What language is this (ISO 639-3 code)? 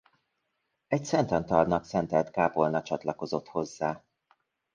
hun